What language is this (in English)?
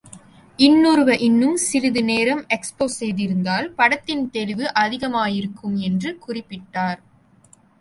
Tamil